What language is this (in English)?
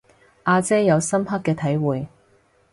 Cantonese